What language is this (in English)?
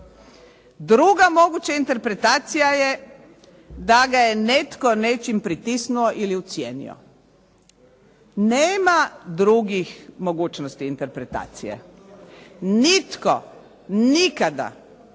Croatian